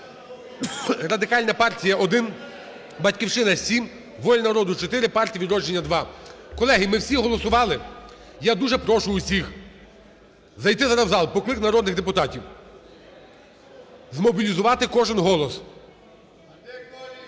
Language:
Ukrainian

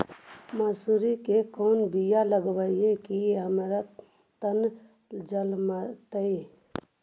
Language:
Magahi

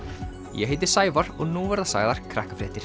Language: Icelandic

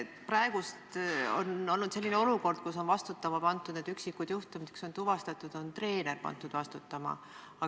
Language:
Estonian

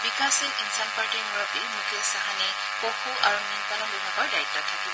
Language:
Assamese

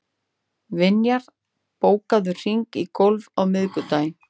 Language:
Icelandic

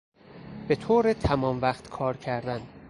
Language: Persian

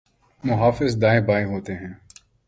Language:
Urdu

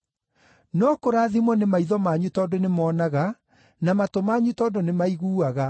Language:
Kikuyu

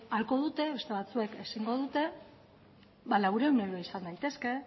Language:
Basque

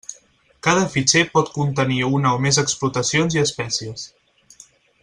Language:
Catalan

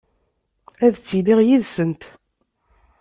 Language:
Kabyle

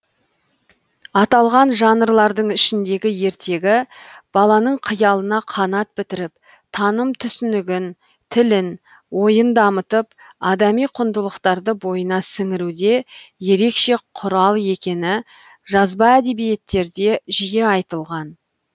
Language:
Kazakh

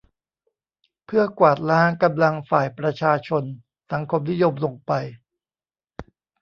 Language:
Thai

